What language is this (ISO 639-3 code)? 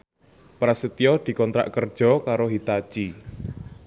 jav